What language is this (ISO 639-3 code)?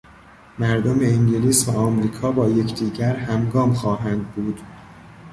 fas